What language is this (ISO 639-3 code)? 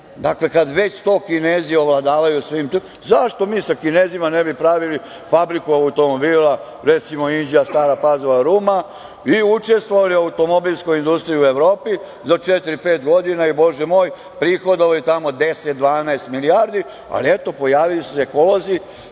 srp